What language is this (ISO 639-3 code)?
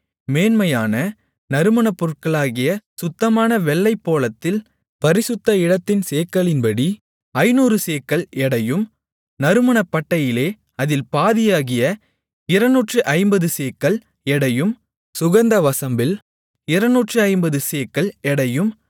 tam